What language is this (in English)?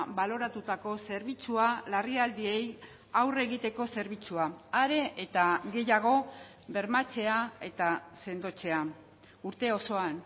Basque